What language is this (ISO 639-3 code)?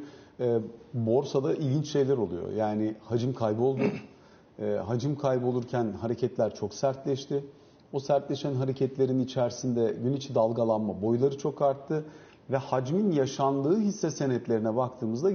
tur